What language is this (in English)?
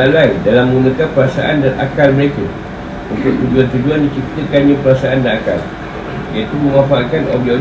Malay